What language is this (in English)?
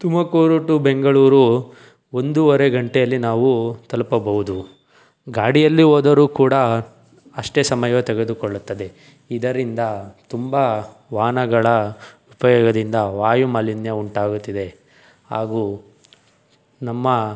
Kannada